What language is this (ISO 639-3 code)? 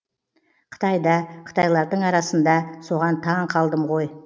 kaz